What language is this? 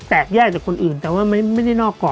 Thai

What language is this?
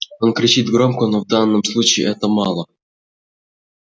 Russian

